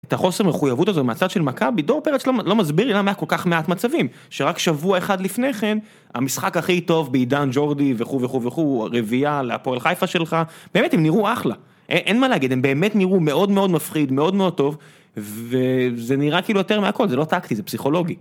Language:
Hebrew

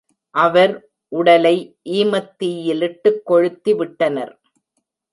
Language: Tamil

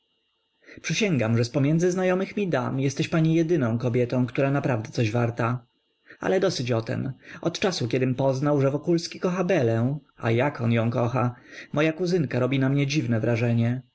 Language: Polish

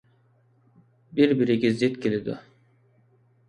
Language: Uyghur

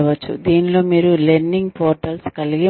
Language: Telugu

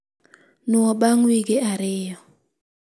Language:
Luo (Kenya and Tanzania)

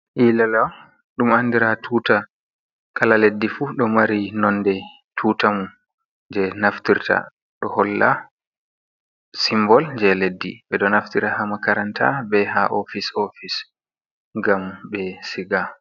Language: Fula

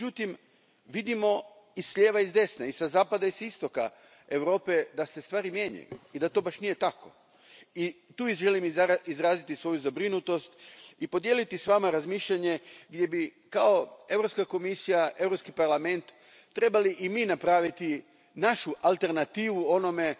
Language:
Croatian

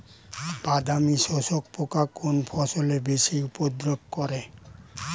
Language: Bangla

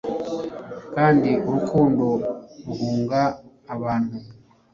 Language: Kinyarwanda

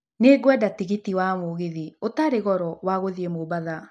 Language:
Kikuyu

